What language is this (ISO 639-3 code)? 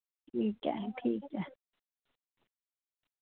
doi